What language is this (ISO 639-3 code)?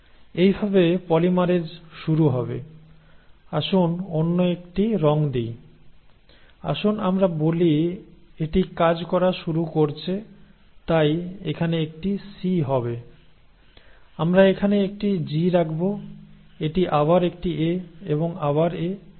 ben